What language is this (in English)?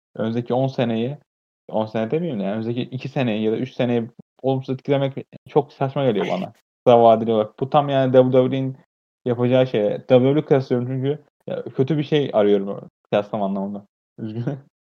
Turkish